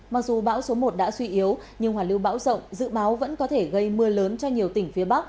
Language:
Vietnamese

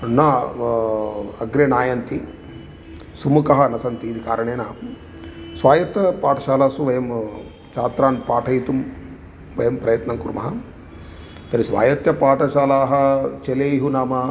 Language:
Sanskrit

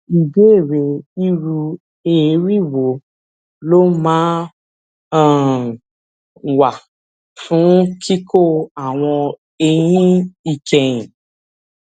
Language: Yoruba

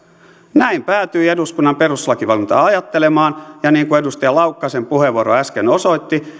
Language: Finnish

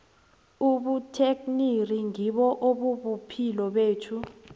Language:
South Ndebele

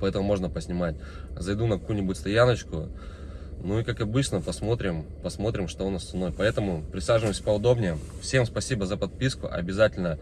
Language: Russian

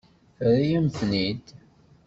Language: Kabyle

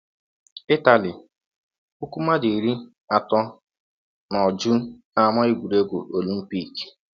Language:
Igbo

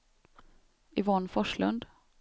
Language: Swedish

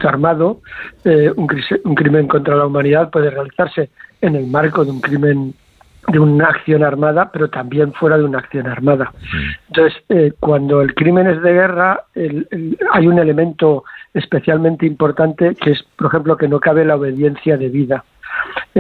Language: Spanish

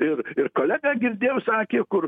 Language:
Lithuanian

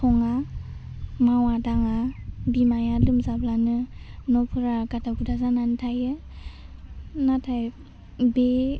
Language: Bodo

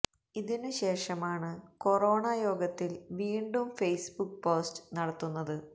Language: Malayalam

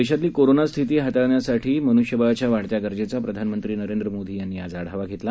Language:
Marathi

